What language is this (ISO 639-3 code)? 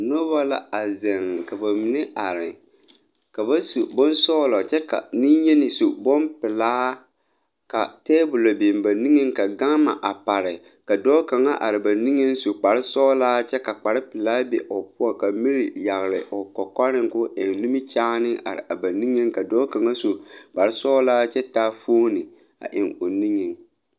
dga